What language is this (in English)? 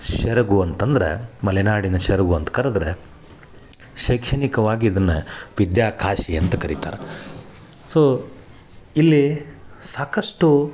Kannada